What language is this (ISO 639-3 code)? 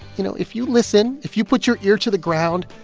eng